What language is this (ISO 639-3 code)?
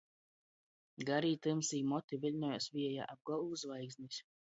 ltg